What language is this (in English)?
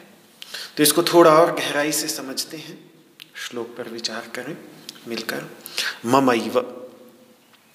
Hindi